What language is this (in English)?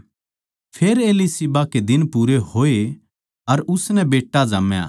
Haryanvi